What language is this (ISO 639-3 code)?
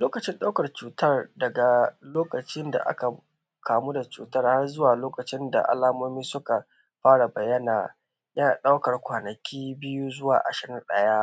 hau